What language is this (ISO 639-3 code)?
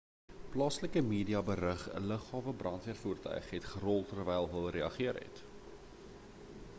afr